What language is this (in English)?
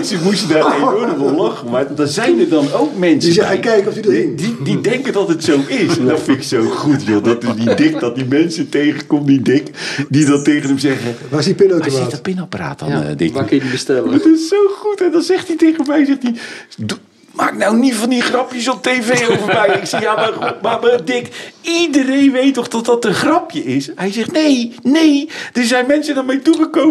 Dutch